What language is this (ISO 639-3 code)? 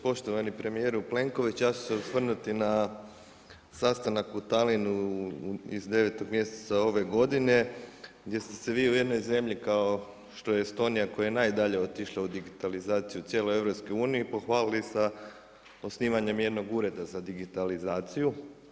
hrv